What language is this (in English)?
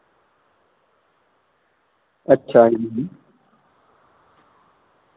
Dogri